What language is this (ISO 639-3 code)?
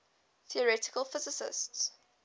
eng